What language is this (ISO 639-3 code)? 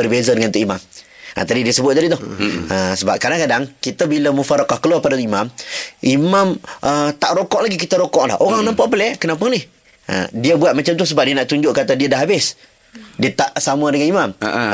msa